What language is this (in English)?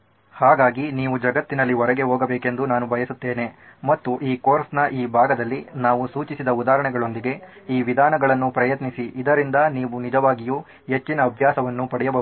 Kannada